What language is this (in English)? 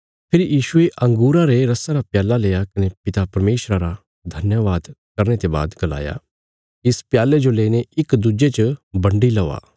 Bilaspuri